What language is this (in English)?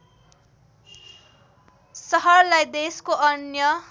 Nepali